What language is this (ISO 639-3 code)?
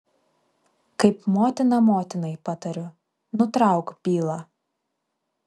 lit